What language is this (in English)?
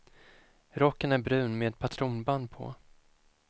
Swedish